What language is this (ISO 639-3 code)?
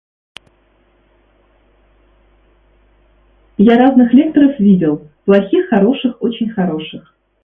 rus